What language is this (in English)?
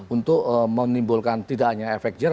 Indonesian